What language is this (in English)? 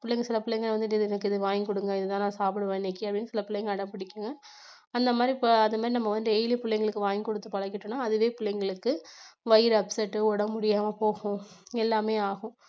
Tamil